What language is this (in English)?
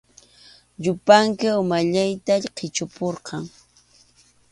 Arequipa-La Unión Quechua